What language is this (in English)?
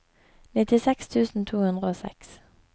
Norwegian